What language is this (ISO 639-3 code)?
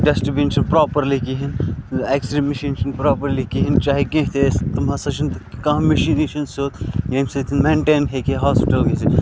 kas